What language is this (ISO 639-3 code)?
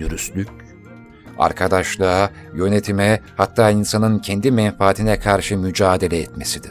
tur